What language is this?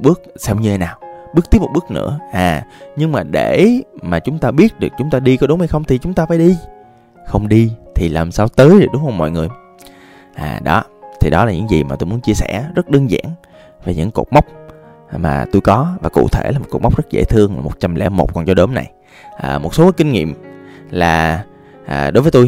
Vietnamese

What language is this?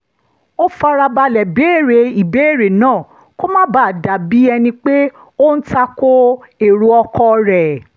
Yoruba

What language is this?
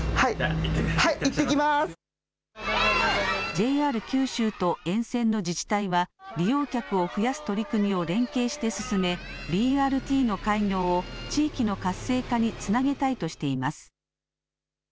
Japanese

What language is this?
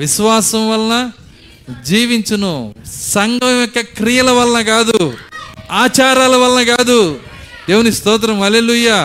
Telugu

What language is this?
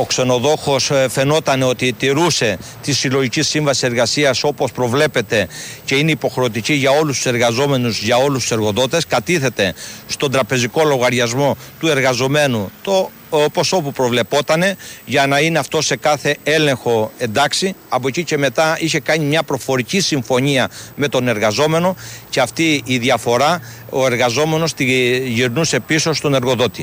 Greek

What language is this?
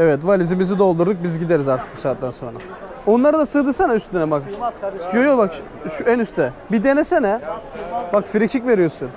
Turkish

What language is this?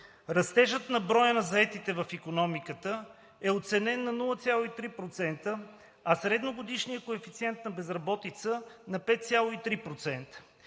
Bulgarian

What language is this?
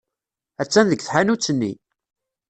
Kabyle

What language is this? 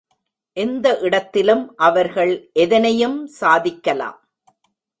Tamil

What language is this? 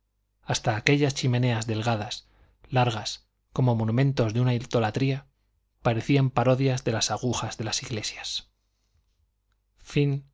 Spanish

